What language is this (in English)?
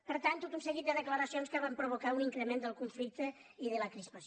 Catalan